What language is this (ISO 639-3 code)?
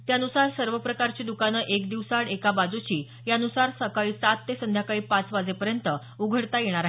mar